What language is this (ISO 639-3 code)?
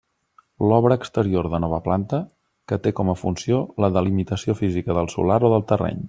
cat